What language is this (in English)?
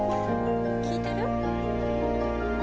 Japanese